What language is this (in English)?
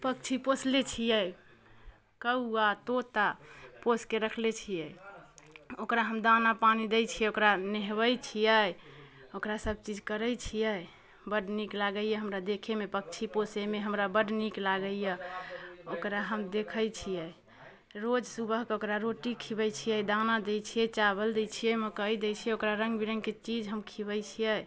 Maithili